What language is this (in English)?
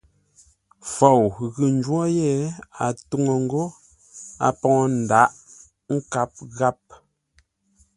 Ngombale